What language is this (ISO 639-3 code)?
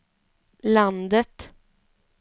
swe